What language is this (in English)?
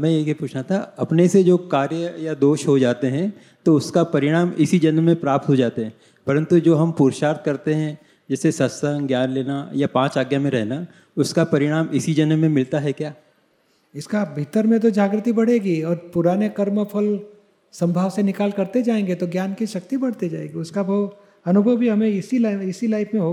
Gujarati